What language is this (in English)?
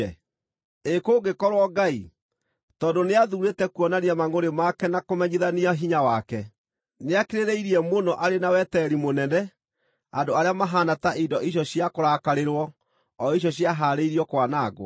Kikuyu